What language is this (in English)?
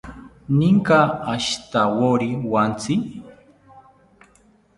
South Ucayali Ashéninka